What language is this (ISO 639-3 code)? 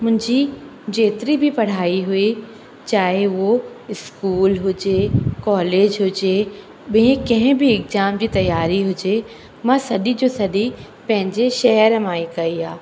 snd